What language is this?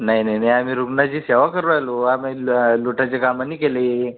Marathi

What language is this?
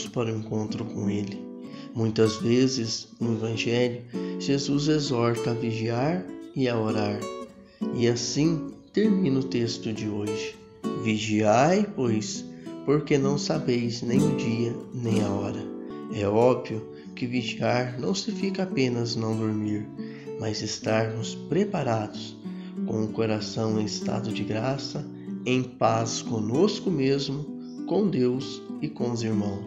Portuguese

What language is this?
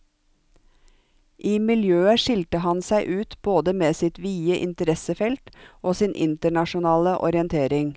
Norwegian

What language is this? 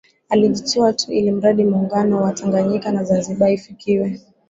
Swahili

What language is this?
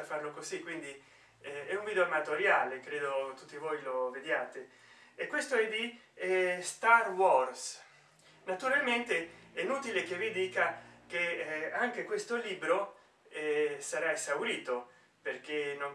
Italian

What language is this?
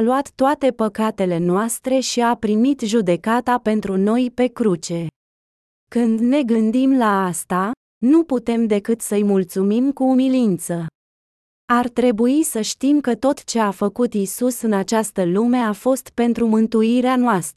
Romanian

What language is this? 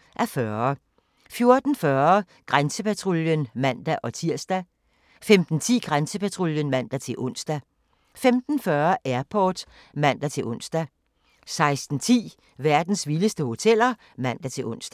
Danish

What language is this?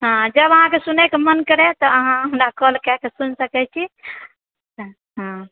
Maithili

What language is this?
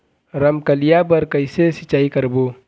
Chhattisgarhi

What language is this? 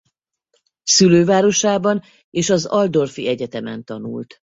Hungarian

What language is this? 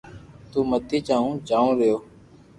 Loarki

